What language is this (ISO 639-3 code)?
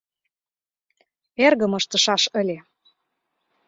chm